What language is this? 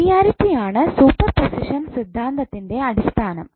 Malayalam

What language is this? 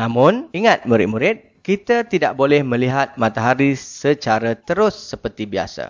Malay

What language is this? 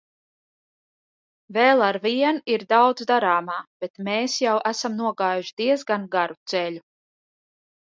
Latvian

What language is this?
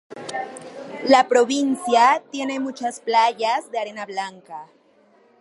Spanish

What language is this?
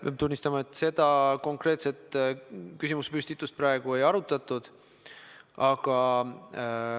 Estonian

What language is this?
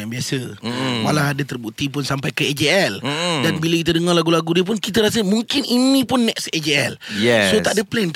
Malay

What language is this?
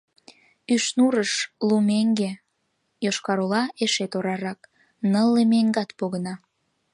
Mari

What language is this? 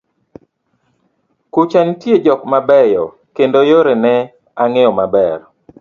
Luo (Kenya and Tanzania)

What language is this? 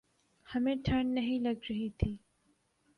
Urdu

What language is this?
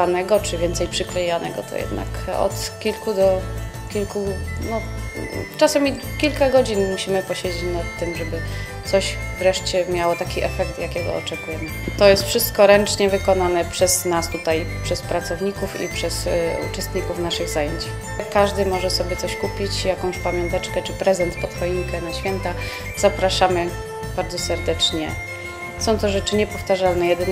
Polish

